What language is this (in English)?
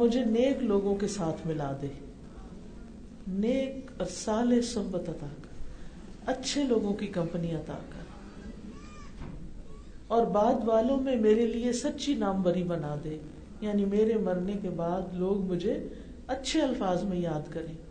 Urdu